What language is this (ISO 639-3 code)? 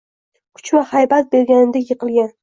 uzb